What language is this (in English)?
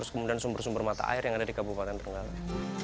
Indonesian